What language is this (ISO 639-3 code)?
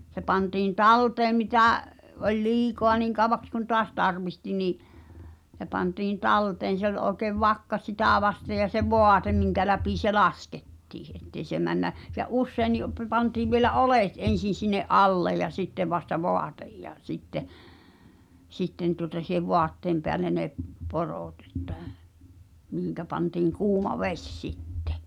fin